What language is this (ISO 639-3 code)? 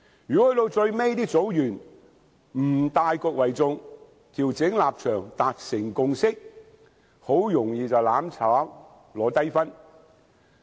yue